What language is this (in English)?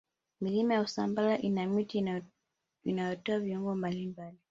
Swahili